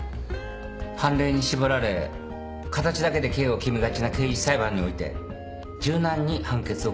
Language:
Japanese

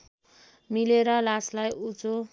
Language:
Nepali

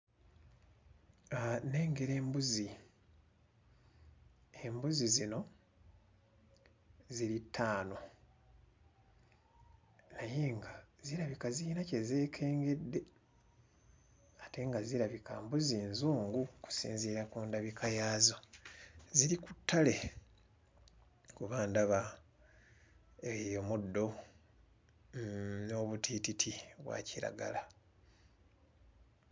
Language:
Ganda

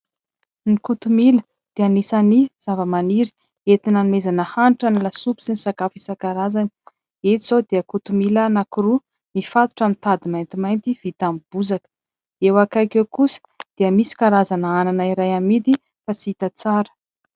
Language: Malagasy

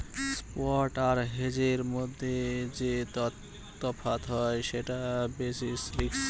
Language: Bangla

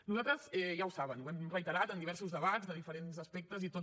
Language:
Catalan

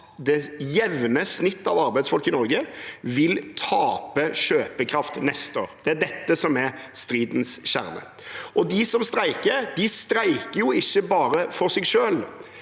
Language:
Norwegian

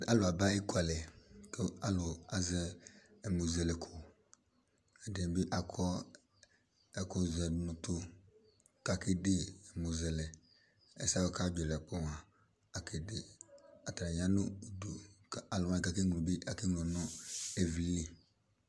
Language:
Ikposo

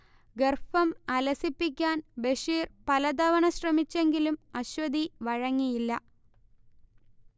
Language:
Malayalam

